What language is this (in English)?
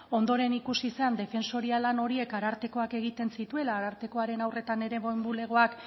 Basque